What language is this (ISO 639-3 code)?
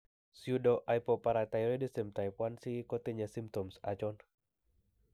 kln